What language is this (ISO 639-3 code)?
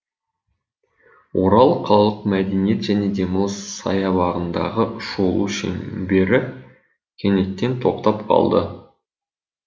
kaz